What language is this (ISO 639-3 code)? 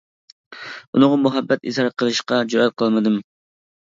uig